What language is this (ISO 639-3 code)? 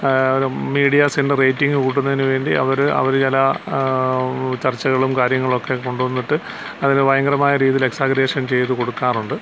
mal